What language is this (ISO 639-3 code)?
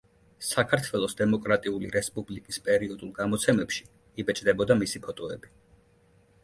kat